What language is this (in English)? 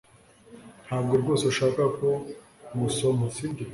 Kinyarwanda